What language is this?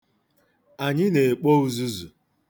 Igbo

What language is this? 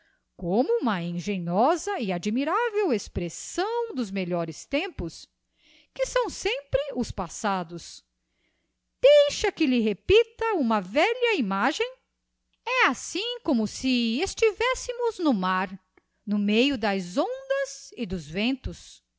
Portuguese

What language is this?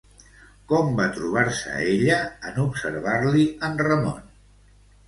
Catalan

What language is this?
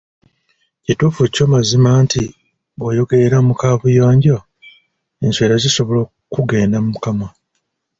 Ganda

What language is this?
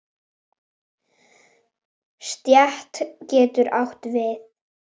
Icelandic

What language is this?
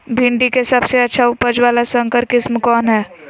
Magahi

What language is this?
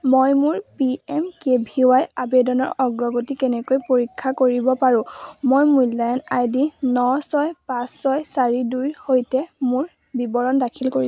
Assamese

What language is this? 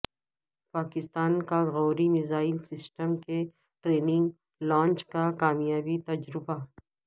Urdu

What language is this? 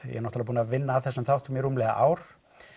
Icelandic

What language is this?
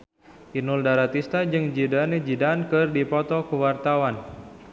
Sundanese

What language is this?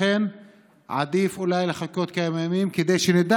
Hebrew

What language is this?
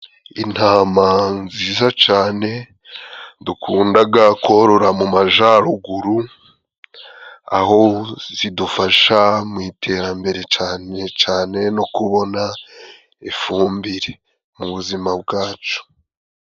Kinyarwanda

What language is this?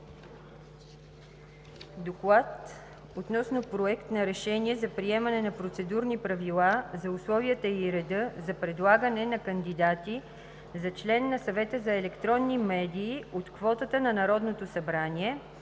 Bulgarian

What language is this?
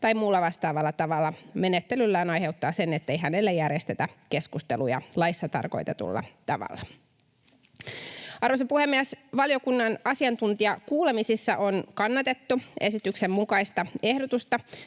Finnish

